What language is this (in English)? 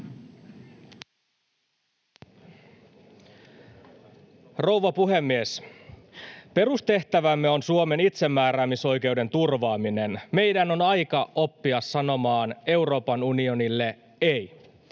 Finnish